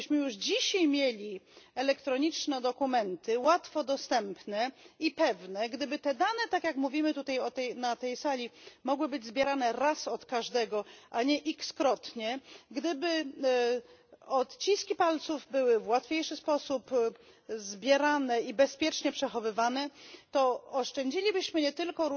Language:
Polish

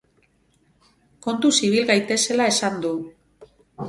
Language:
Basque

